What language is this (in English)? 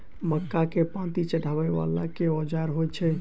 Maithili